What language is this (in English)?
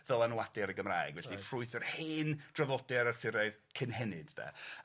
Welsh